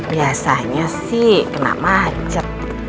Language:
Indonesian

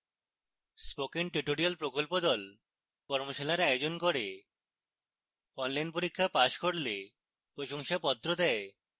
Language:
Bangla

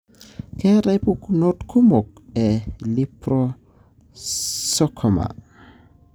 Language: Masai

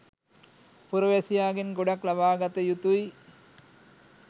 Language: Sinhala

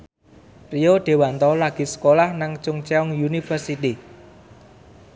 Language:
Javanese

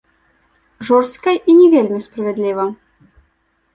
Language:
Belarusian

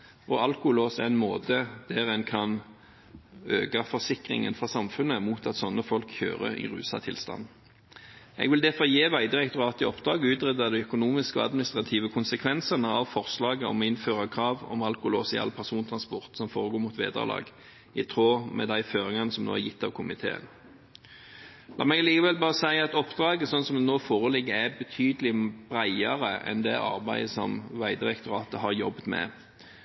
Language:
Norwegian Bokmål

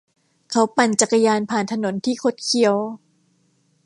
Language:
Thai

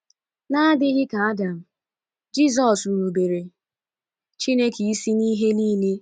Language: Igbo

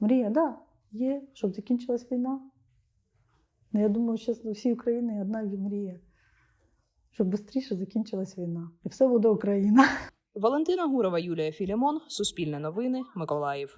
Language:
Ukrainian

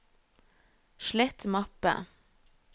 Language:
Norwegian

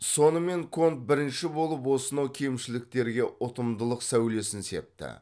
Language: Kazakh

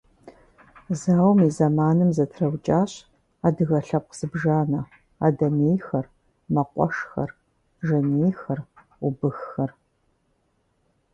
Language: Kabardian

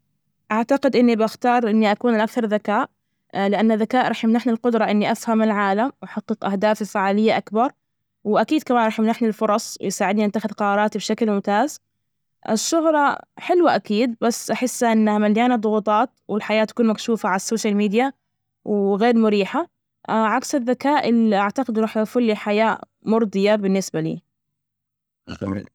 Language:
Najdi Arabic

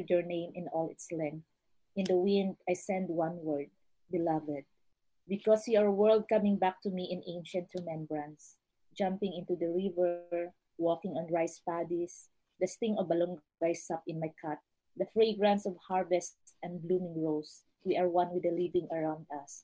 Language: Filipino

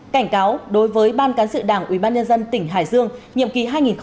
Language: Vietnamese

